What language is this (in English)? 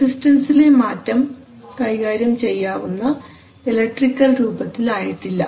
Malayalam